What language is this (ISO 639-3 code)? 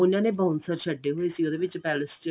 pan